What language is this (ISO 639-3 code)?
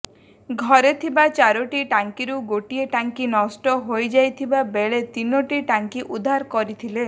ori